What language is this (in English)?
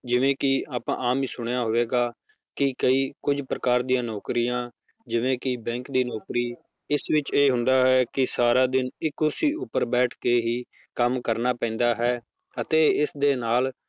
Punjabi